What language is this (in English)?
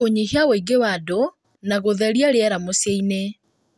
Kikuyu